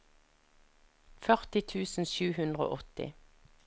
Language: Norwegian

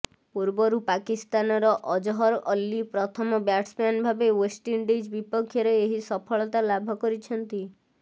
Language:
Odia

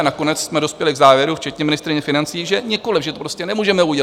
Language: Czech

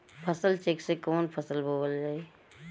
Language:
Bhojpuri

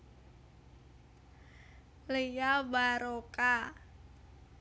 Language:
Javanese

